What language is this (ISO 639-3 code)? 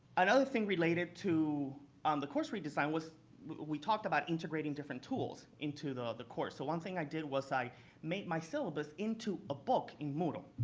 eng